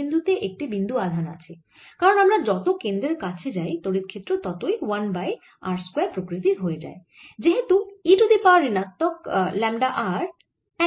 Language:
Bangla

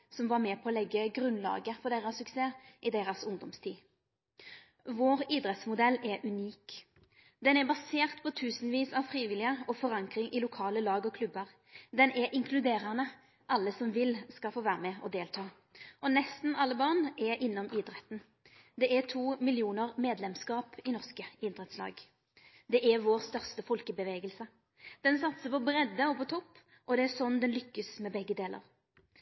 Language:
Norwegian Nynorsk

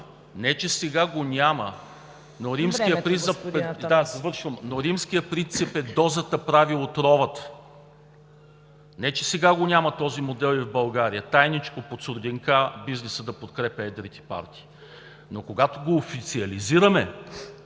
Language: Bulgarian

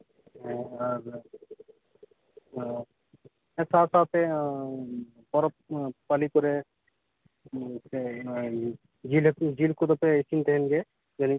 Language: Santali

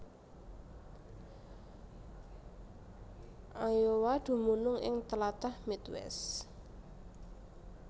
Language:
Javanese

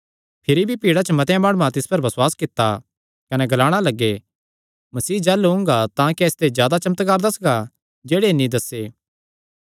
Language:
Kangri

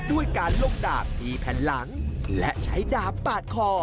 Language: Thai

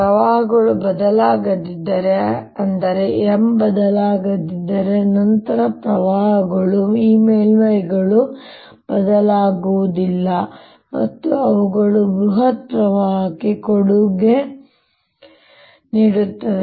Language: Kannada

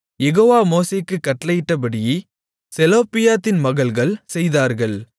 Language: Tamil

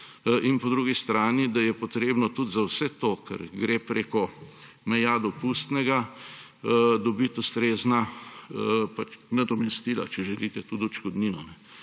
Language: Slovenian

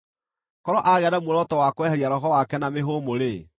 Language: Kikuyu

